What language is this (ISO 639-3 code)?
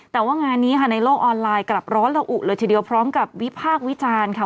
tha